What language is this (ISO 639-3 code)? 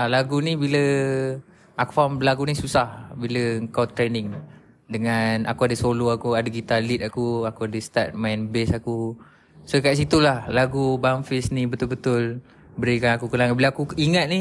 msa